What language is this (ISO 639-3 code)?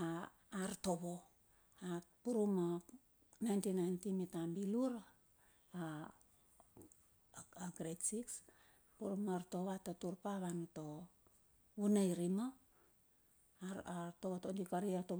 bxf